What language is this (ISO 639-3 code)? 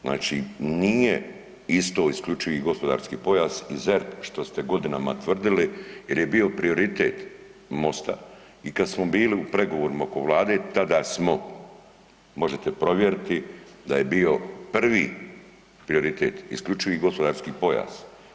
hrv